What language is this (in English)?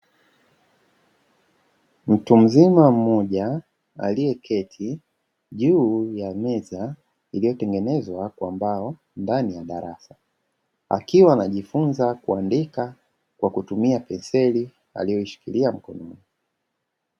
Swahili